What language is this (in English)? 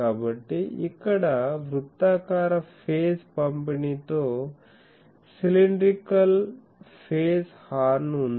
Telugu